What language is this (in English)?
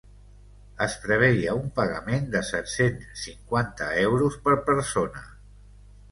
Catalan